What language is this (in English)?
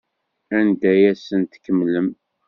Kabyle